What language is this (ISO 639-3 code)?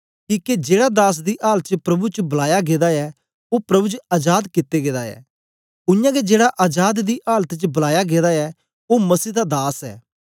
doi